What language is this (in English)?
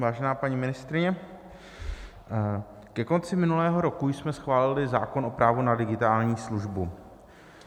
Czech